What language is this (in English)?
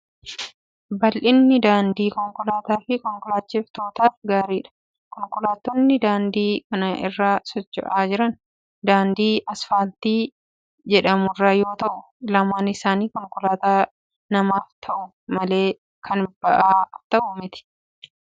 Oromo